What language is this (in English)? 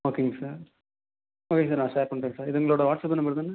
Tamil